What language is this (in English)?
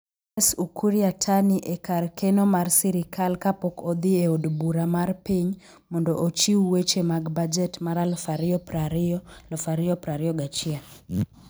Luo (Kenya and Tanzania)